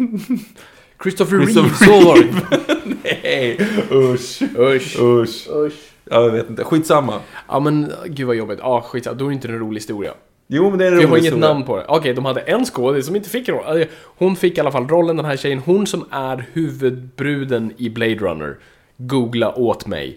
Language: Swedish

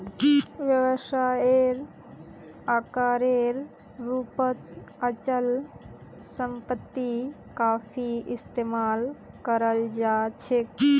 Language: Magahi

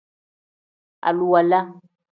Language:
Tem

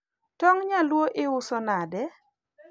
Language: Luo (Kenya and Tanzania)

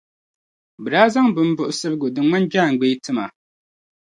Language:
Dagbani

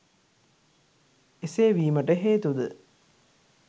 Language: Sinhala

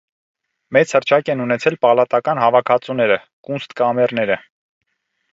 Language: Armenian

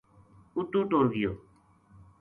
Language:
Gujari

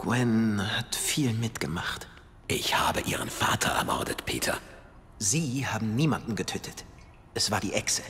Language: German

